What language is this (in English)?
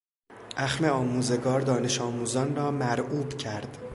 Persian